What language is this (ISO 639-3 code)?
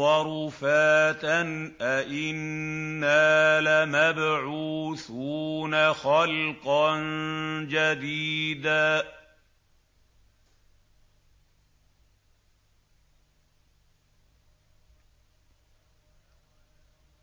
ara